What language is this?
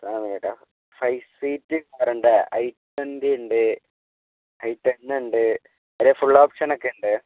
Malayalam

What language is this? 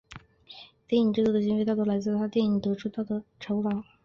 Chinese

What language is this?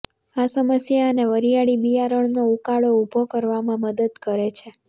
Gujarati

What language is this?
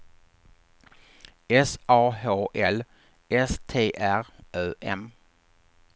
Swedish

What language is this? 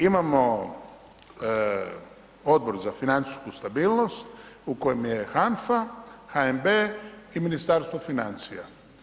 Croatian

